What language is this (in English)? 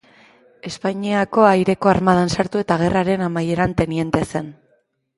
Basque